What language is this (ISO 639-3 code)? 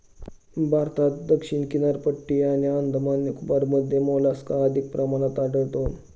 mar